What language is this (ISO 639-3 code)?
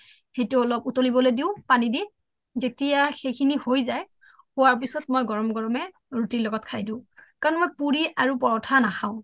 asm